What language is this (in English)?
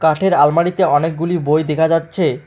Bangla